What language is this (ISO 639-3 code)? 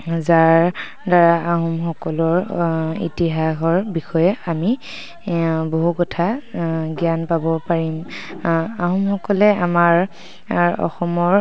asm